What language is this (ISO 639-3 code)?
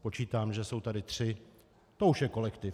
ces